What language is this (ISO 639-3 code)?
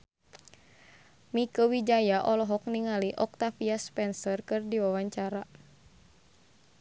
sun